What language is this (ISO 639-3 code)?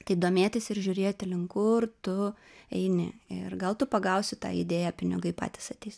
lit